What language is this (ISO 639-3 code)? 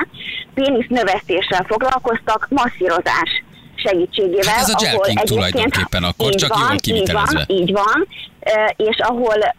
hun